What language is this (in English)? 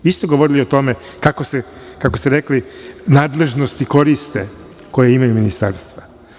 Serbian